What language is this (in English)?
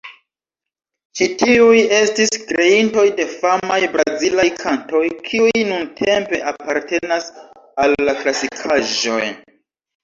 Esperanto